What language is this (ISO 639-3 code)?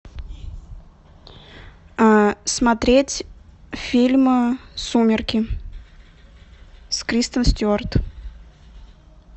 rus